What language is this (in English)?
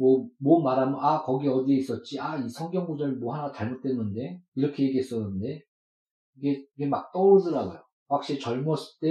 Korean